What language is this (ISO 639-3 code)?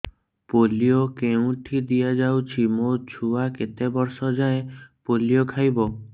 ori